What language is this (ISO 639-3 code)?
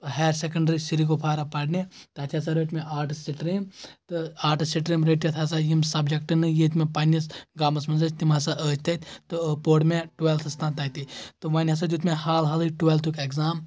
kas